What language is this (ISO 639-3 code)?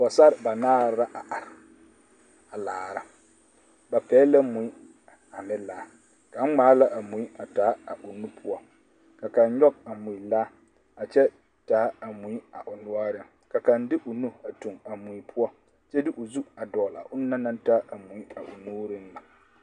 dga